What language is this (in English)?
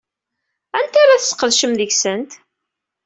Kabyle